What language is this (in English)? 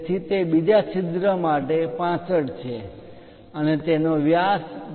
Gujarati